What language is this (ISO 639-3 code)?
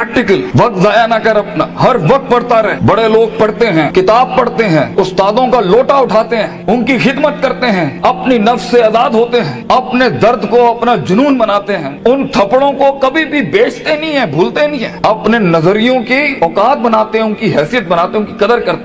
urd